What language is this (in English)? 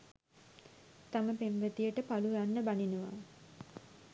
Sinhala